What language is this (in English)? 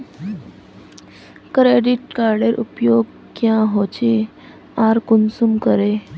Magahi